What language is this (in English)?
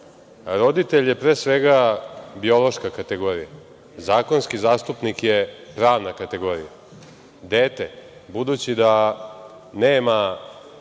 Serbian